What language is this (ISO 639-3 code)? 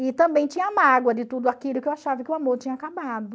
por